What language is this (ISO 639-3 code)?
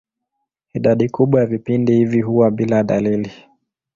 swa